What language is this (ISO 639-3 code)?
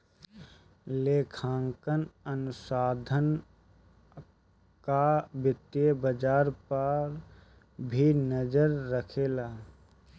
bho